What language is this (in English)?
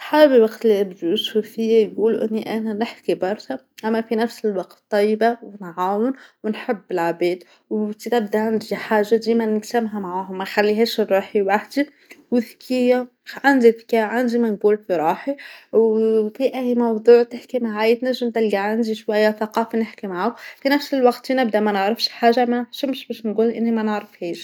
Tunisian Arabic